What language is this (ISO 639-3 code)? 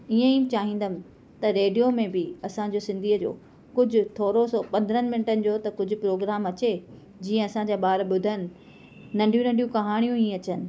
snd